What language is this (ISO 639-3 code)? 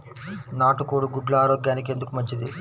tel